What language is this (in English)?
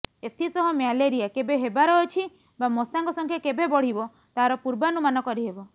Odia